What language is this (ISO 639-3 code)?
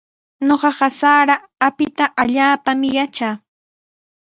qws